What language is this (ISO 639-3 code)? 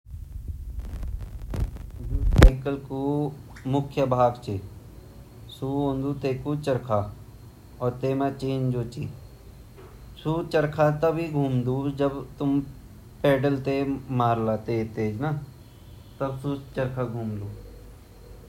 gbm